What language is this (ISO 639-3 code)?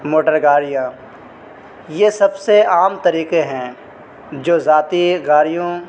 urd